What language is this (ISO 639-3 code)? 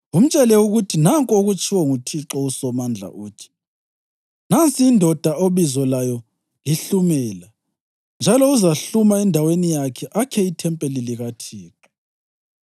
nde